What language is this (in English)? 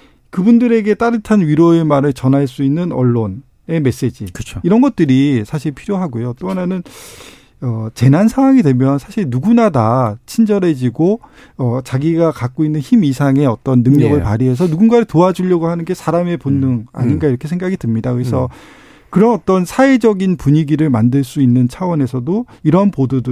Korean